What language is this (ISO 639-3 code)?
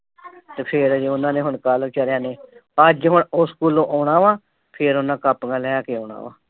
pan